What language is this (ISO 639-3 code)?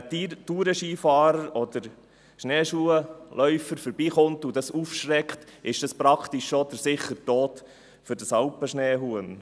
gsw